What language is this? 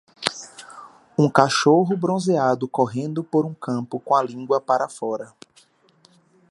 Portuguese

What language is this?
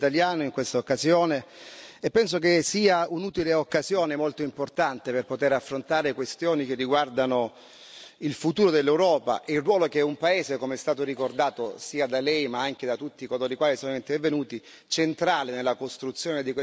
Italian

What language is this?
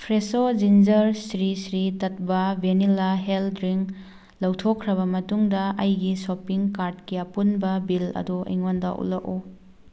Manipuri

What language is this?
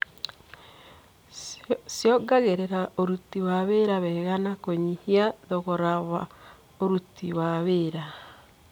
Kikuyu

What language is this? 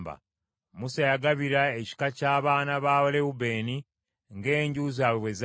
Ganda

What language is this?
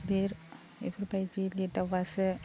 Bodo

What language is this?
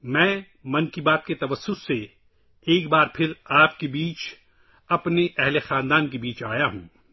Urdu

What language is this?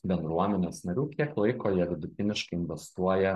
Lithuanian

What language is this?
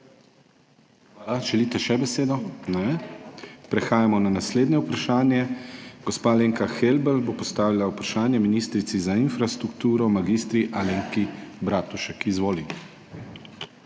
Slovenian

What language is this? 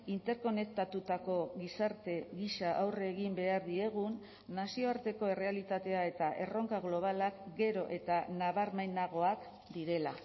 Basque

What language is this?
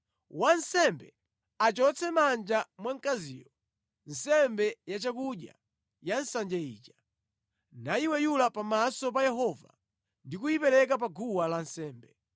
Nyanja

